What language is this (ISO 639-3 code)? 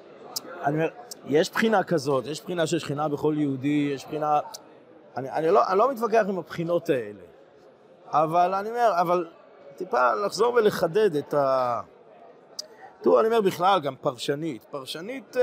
heb